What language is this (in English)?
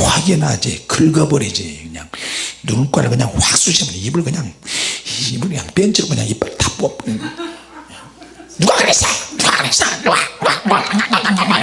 Korean